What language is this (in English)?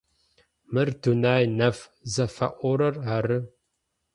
Adyghe